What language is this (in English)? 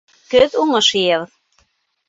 Bashkir